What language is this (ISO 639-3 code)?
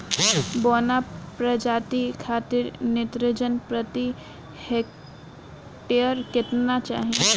bho